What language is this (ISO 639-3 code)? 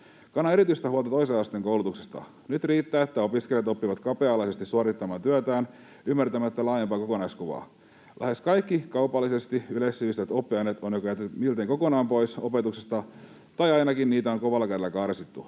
fin